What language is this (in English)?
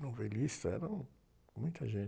Portuguese